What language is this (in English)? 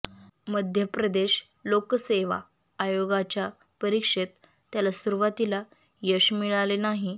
Marathi